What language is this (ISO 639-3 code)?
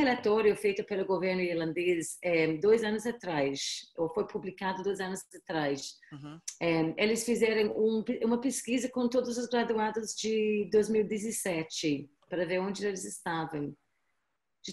por